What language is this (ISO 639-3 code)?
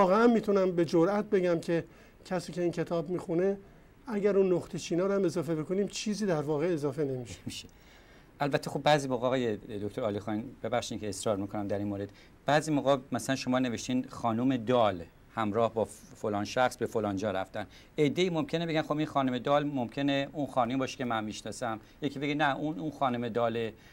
fas